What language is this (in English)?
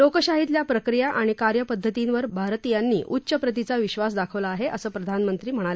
Marathi